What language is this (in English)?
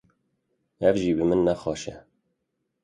Kurdish